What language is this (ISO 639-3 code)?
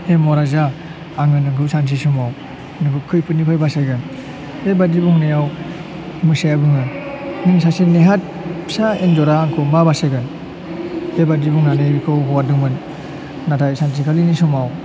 brx